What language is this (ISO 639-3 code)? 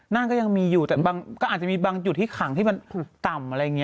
tha